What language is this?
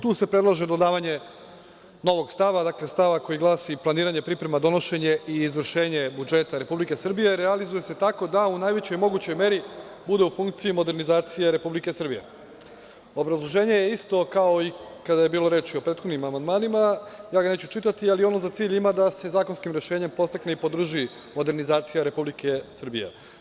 Serbian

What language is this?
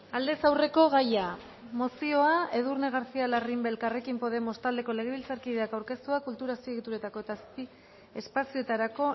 Basque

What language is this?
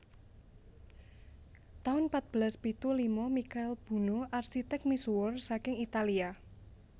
Javanese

